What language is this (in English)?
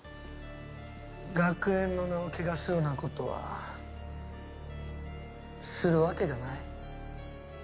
Japanese